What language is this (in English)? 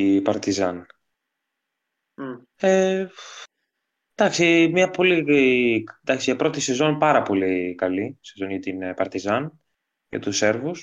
Greek